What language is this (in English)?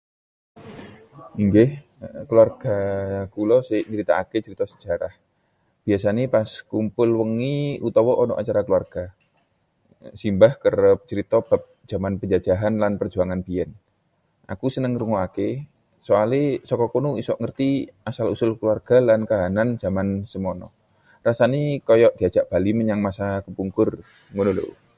Javanese